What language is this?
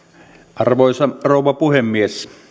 Finnish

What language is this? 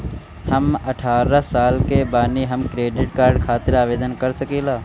Bhojpuri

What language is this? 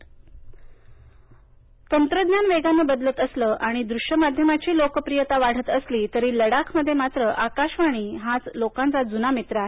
Marathi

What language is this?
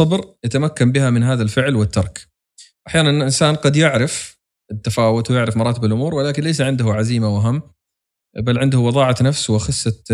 Arabic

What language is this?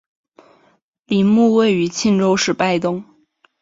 Chinese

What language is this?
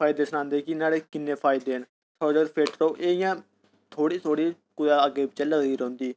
Dogri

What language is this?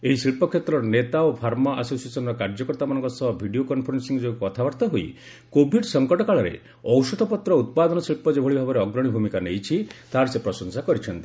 Odia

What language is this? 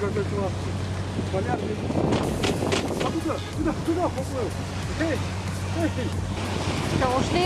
Russian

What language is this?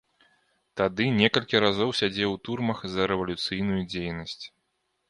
Belarusian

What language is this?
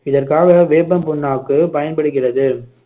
Tamil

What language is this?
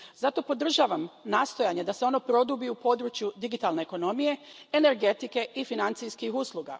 Croatian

